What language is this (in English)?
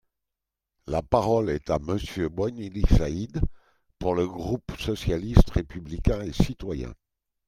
French